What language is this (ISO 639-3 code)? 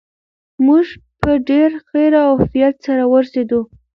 pus